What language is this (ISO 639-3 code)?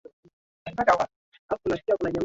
swa